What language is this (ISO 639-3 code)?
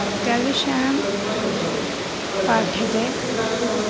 san